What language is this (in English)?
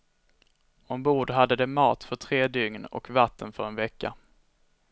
Swedish